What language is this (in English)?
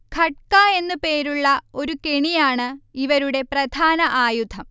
Malayalam